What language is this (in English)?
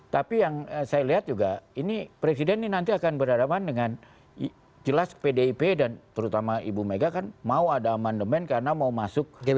Indonesian